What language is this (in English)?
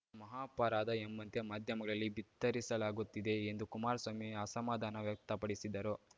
Kannada